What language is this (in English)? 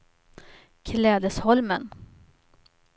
Swedish